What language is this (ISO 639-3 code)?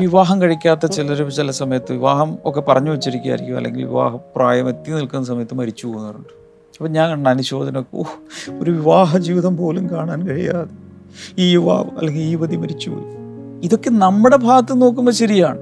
mal